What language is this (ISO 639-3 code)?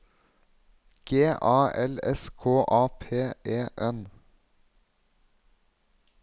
nor